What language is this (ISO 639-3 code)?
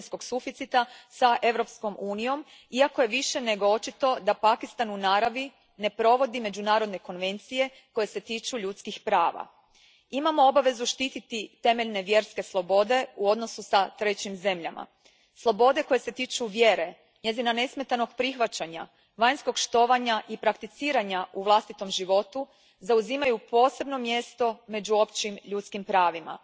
hrv